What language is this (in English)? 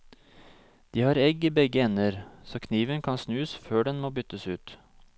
Norwegian